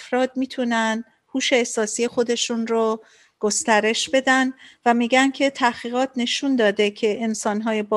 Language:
Persian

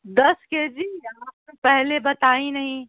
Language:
Urdu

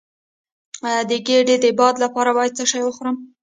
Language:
Pashto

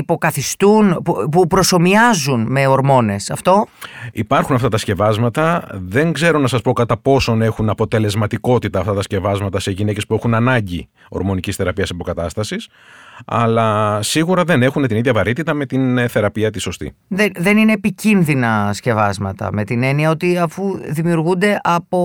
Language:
Greek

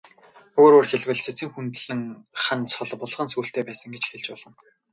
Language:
Mongolian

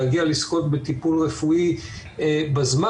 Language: Hebrew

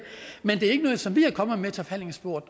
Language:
Danish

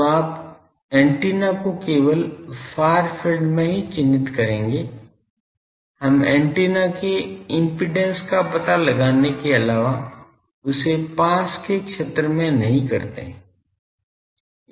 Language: Hindi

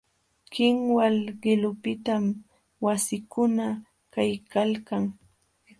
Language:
Jauja Wanca Quechua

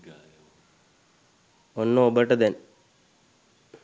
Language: Sinhala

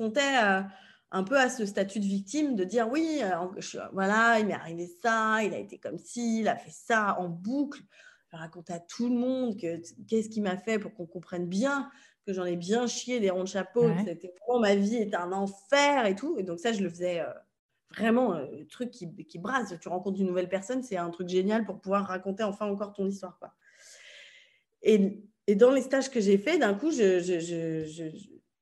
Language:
French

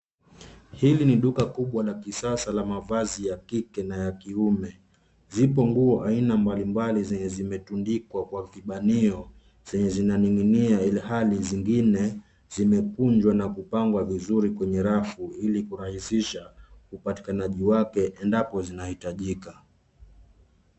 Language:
Swahili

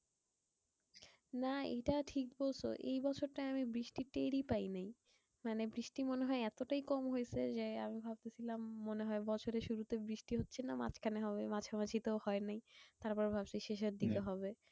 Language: Bangla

